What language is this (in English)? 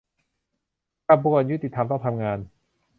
Thai